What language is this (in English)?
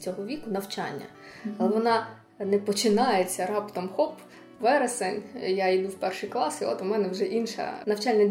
Ukrainian